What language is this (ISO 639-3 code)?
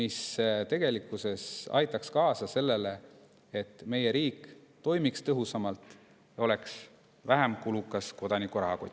est